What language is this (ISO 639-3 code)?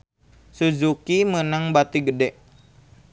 sun